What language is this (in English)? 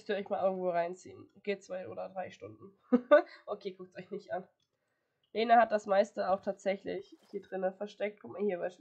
German